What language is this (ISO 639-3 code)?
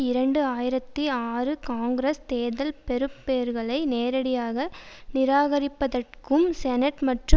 tam